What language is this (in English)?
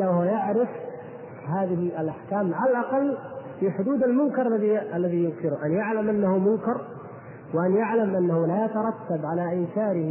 Arabic